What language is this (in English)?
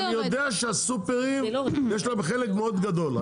Hebrew